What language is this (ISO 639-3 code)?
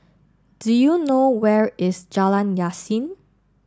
eng